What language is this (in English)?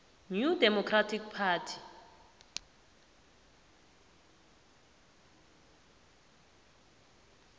South Ndebele